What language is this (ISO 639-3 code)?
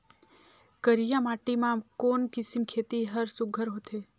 hne